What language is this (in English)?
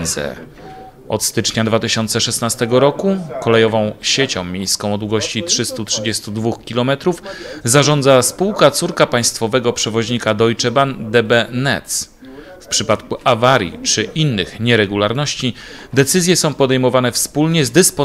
Polish